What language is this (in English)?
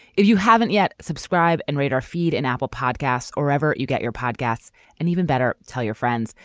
English